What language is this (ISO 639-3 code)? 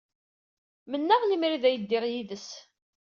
kab